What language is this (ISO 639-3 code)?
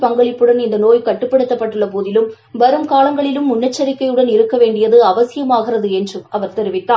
tam